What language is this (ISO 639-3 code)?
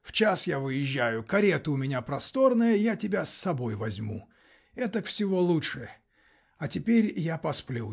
rus